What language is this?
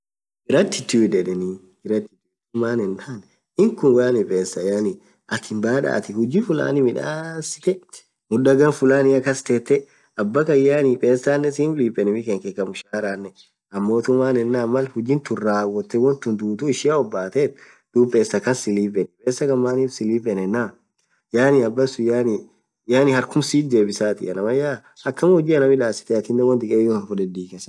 Orma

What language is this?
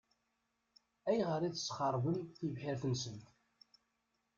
Kabyle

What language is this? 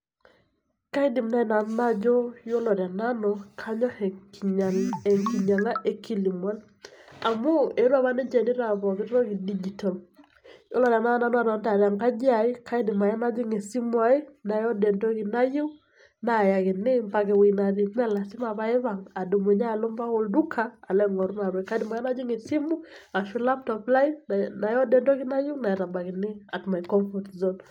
Masai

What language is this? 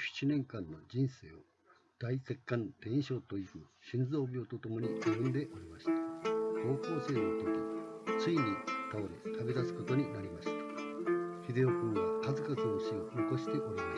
Japanese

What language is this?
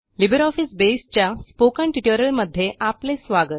Marathi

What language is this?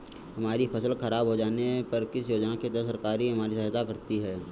Hindi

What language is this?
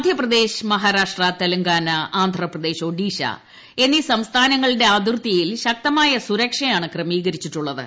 Malayalam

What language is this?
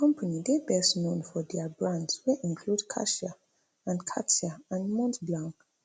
Nigerian Pidgin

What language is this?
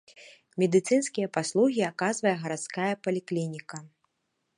Belarusian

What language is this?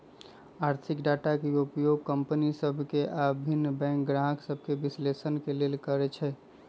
Magahi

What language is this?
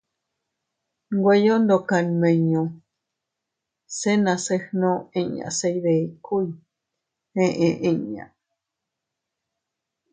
Teutila Cuicatec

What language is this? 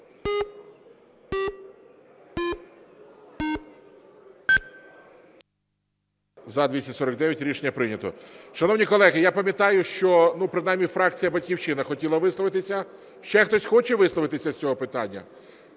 Ukrainian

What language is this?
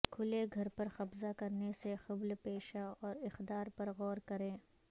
Urdu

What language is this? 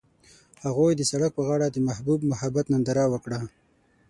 Pashto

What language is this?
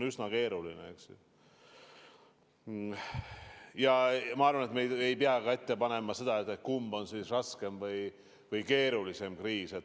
Estonian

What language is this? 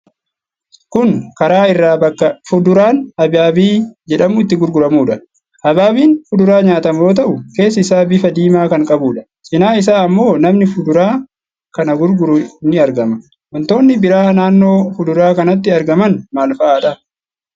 Oromo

